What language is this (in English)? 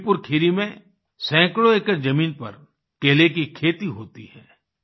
Hindi